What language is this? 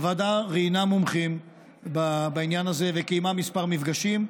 Hebrew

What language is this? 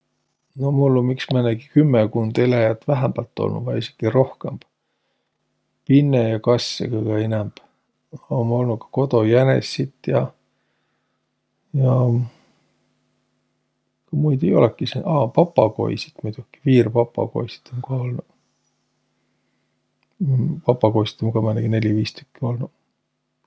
Võro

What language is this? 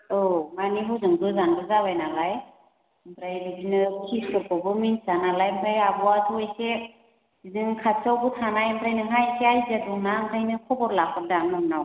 Bodo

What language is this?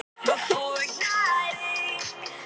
Icelandic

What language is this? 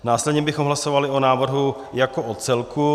Czech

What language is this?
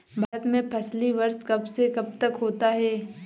Hindi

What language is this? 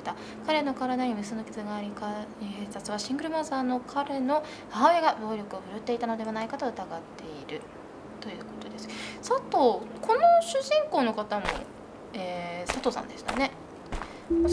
Japanese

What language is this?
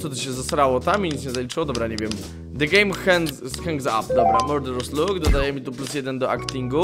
Polish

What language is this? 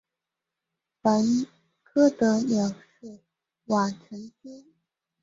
Chinese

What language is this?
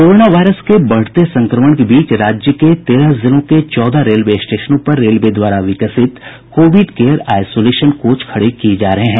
Hindi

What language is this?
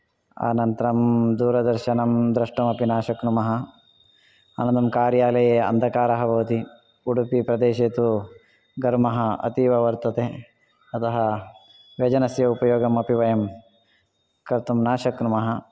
Sanskrit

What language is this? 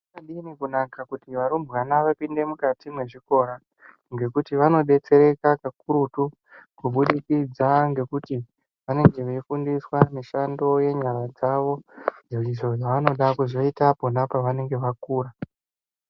Ndau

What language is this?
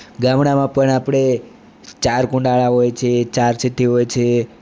Gujarati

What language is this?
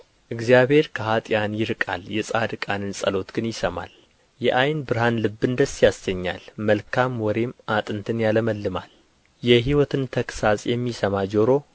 Amharic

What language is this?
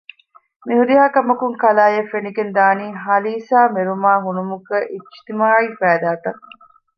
Divehi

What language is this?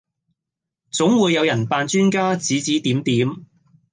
Cantonese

